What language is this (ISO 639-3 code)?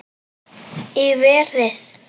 isl